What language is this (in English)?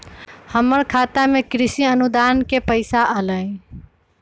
Magahi